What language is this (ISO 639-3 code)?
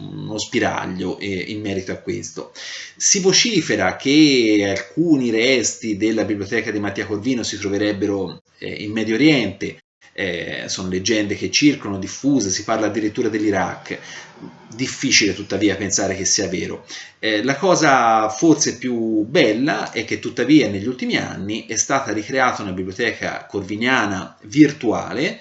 ita